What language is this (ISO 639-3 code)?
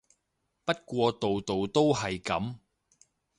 yue